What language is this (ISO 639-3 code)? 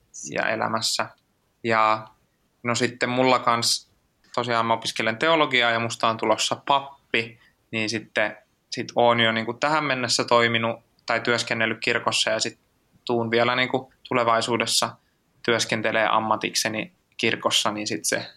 fin